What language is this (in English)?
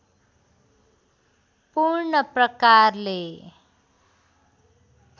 Nepali